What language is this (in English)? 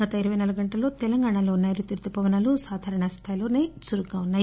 Telugu